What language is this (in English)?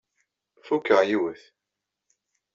Kabyle